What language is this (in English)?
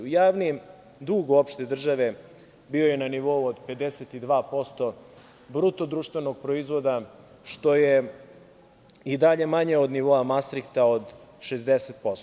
Serbian